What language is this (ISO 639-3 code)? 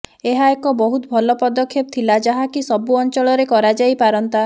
ori